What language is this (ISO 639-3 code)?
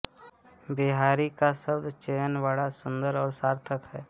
hin